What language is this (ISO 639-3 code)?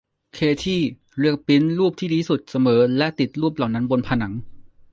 tha